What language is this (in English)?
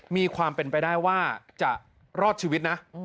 Thai